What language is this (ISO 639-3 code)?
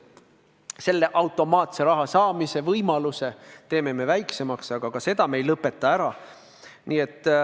est